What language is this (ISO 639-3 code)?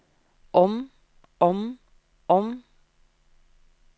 nor